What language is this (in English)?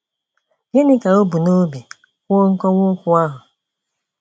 Igbo